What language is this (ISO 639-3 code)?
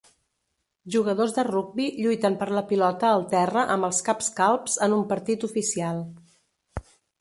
cat